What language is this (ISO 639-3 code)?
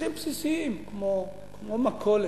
heb